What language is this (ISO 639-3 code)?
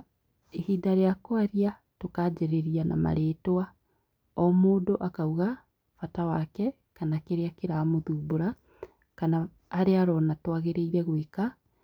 kik